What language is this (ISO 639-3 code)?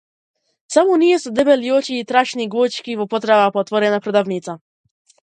mkd